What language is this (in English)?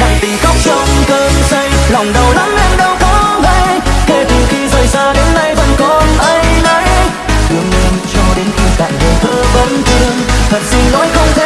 Vietnamese